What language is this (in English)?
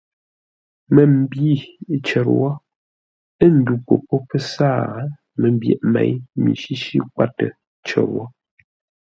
Ngombale